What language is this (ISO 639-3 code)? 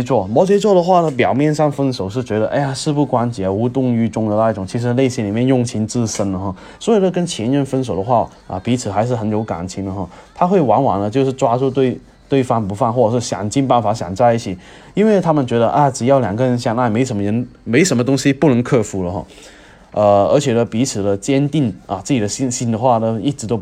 zho